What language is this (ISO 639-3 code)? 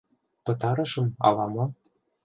chm